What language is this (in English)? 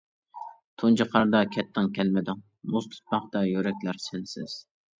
Uyghur